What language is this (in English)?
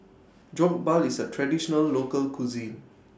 English